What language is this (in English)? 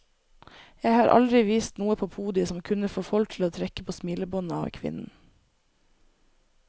Norwegian